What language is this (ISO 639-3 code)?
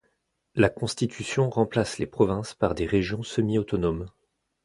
fra